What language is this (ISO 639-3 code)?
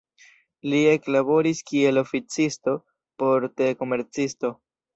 epo